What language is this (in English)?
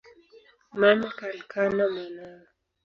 Swahili